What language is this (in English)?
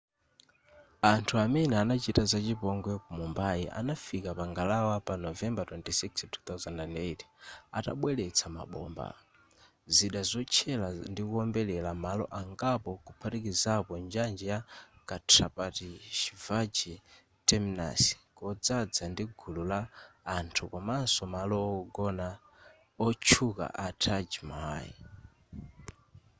Nyanja